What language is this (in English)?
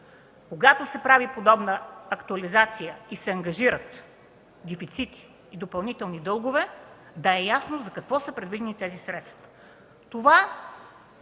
Bulgarian